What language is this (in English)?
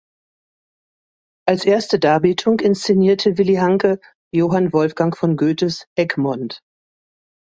German